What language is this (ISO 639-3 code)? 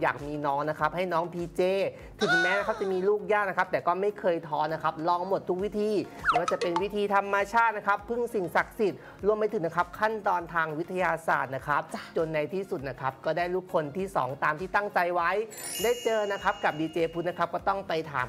tha